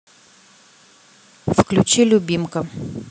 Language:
Russian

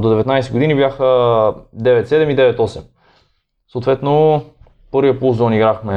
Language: Bulgarian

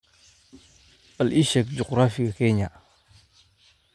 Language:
Somali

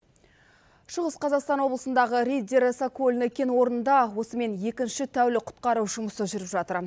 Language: Kazakh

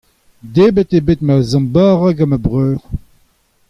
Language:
Breton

